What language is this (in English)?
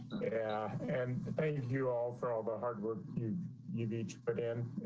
English